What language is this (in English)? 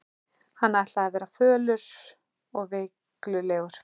Icelandic